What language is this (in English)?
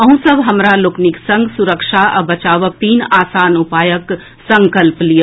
Maithili